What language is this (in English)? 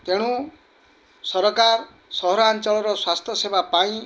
Odia